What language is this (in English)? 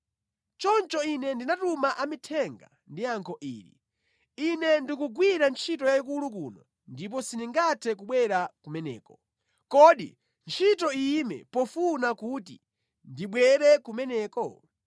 Nyanja